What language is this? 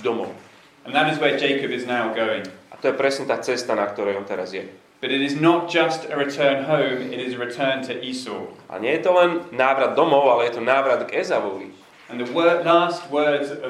Slovak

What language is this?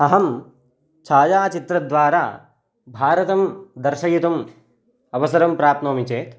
Sanskrit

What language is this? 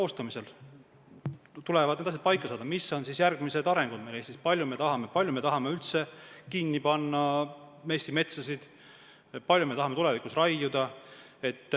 Estonian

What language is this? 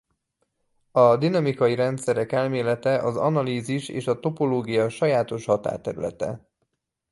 Hungarian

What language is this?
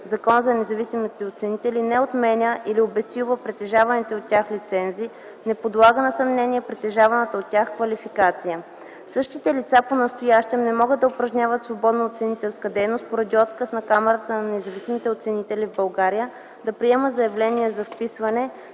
Bulgarian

